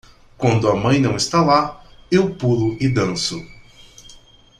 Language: Portuguese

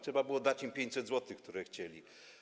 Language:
Polish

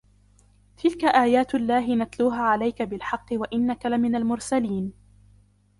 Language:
Arabic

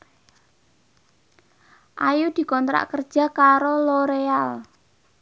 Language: Javanese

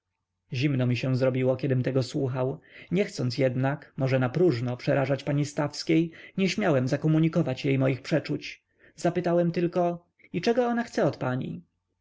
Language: Polish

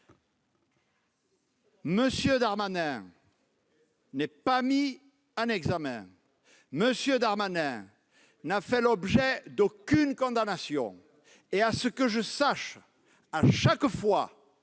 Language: French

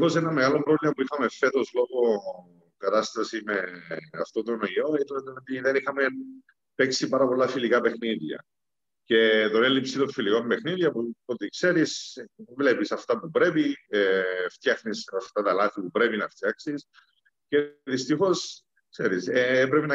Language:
Greek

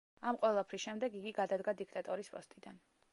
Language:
Georgian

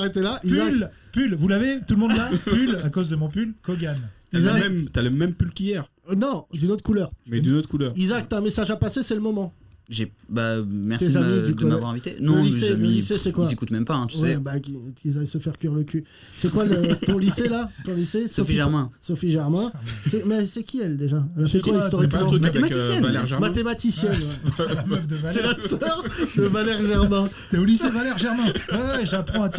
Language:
French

